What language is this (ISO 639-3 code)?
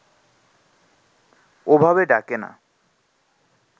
ben